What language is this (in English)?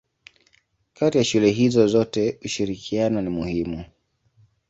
Swahili